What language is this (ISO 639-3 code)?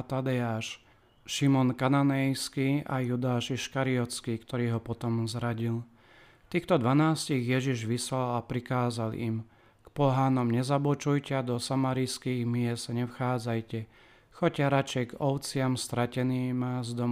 slk